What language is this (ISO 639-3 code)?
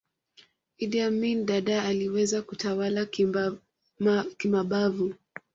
swa